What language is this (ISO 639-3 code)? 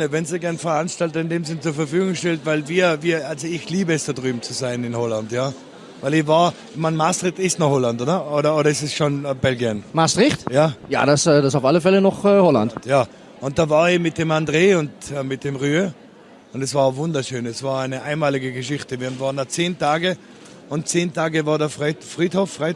deu